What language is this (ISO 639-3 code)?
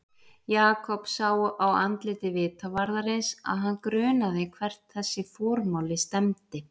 isl